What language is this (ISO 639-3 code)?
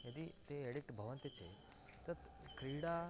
san